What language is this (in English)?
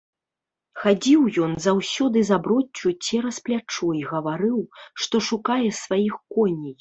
Belarusian